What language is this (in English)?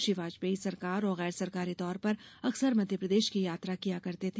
Hindi